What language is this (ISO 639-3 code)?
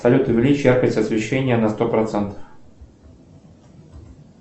rus